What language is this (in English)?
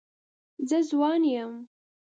Pashto